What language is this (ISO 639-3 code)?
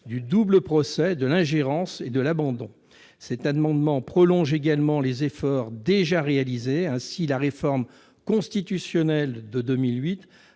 fra